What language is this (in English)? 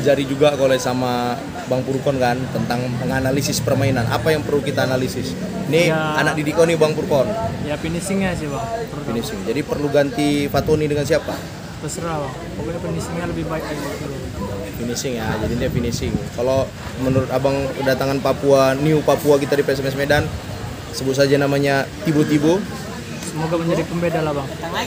Indonesian